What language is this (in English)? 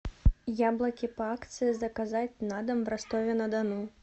Russian